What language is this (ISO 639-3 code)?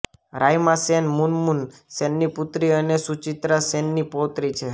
guj